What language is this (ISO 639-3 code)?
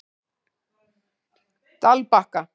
isl